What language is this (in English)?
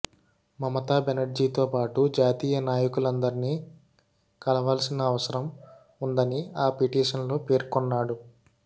Telugu